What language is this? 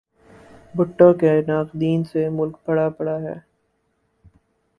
Urdu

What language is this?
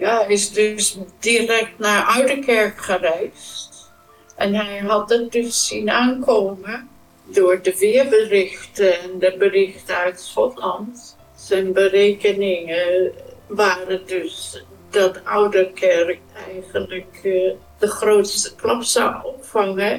Dutch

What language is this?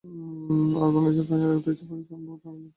Bangla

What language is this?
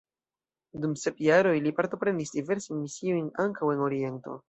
Esperanto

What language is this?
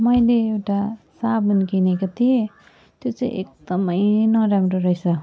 Nepali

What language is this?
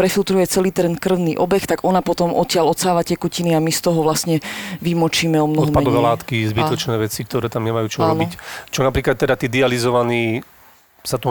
Slovak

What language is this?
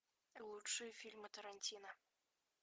Russian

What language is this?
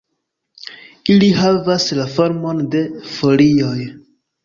Esperanto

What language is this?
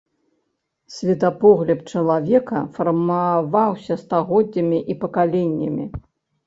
Belarusian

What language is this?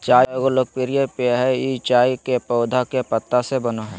Magahi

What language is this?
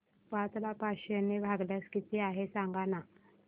Marathi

